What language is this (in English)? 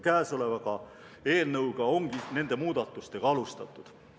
Estonian